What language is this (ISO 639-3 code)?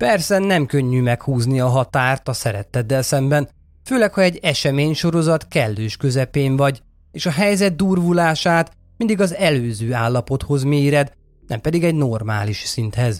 hun